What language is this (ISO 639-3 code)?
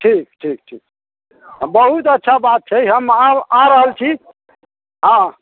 mai